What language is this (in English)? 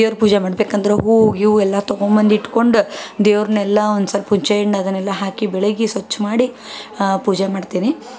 Kannada